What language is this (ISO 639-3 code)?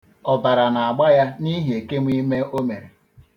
ibo